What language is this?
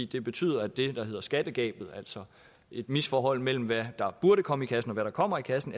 Danish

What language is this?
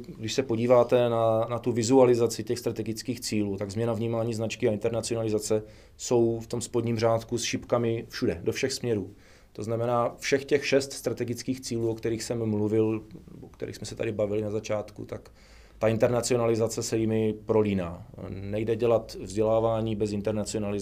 Czech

